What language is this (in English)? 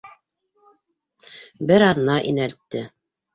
Bashkir